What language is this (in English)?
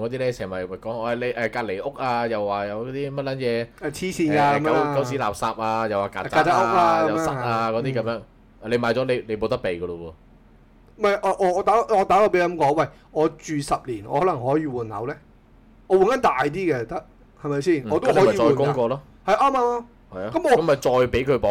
Chinese